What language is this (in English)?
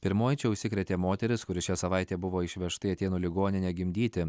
Lithuanian